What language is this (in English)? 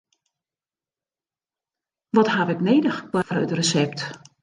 Western Frisian